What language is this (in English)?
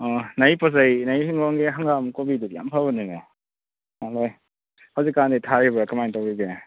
Manipuri